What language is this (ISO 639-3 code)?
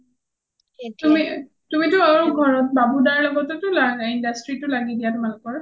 asm